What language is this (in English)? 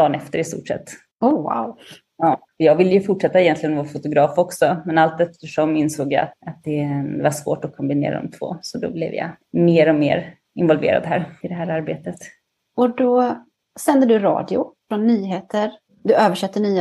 Swedish